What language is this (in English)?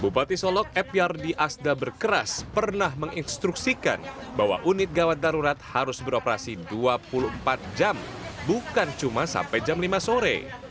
Indonesian